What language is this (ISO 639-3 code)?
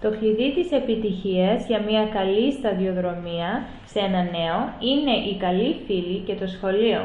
ell